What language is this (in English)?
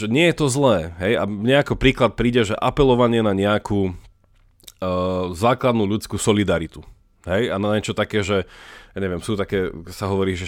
Slovak